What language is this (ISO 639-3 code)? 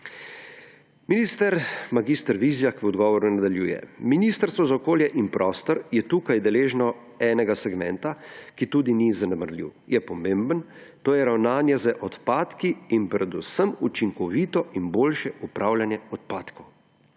slv